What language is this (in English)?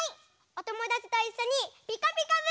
Japanese